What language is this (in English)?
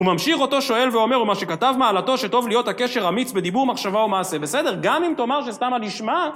Hebrew